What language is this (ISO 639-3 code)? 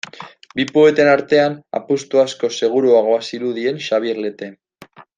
eus